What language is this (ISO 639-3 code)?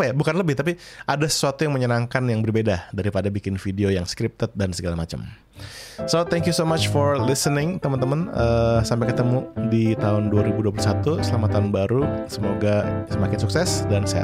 ind